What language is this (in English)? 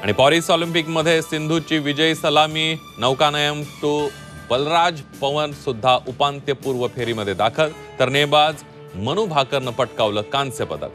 Marathi